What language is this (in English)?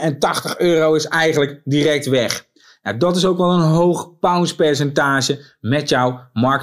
Dutch